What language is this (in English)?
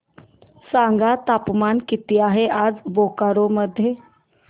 Marathi